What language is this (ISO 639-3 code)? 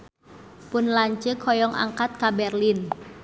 sun